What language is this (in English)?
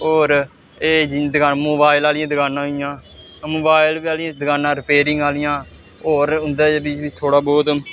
Dogri